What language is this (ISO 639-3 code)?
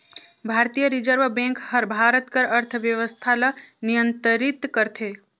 hne